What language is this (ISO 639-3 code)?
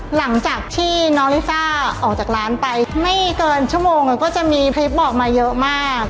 tha